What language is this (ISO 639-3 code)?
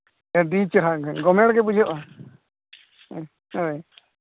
sat